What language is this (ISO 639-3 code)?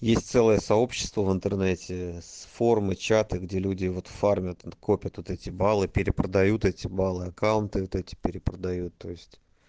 rus